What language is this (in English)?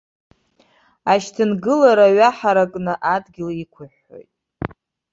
Abkhazian